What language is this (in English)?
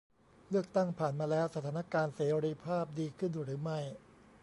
Thai